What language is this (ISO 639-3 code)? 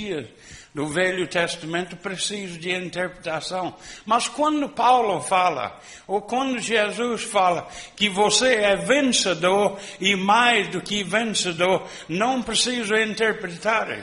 por